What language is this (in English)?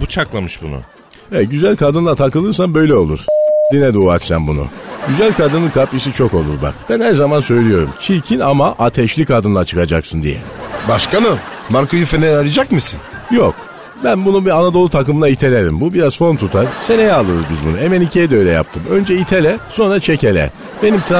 Turkish